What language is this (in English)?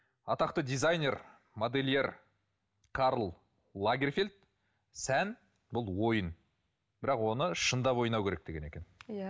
Kazakh